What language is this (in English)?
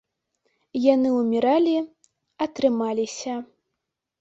Belarusian